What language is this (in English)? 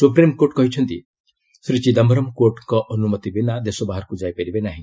Odia